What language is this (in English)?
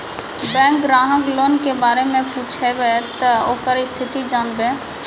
Maithili